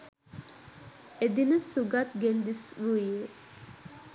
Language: Sinhala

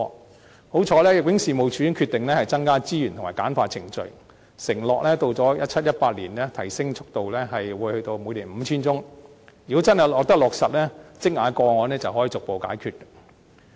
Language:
Cantonese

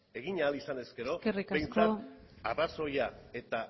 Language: Basque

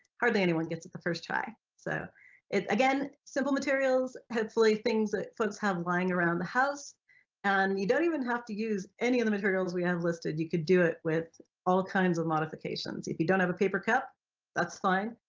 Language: English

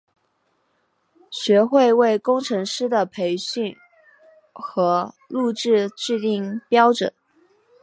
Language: Chinese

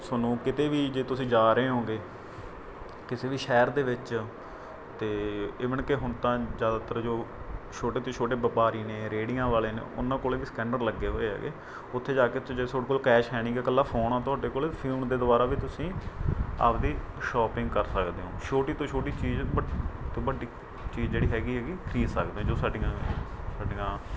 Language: Punjabi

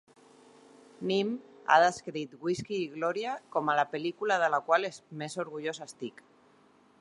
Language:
Catalan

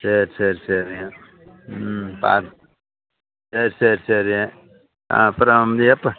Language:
Tamil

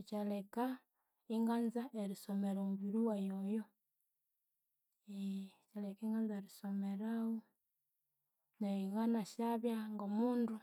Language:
Konzo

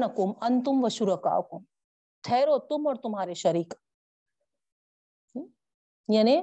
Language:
Urdu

